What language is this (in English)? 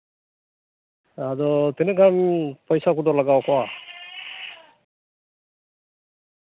Santali